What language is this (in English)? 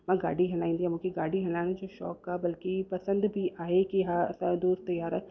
Sindhi